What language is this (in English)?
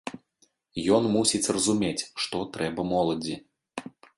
Belarusian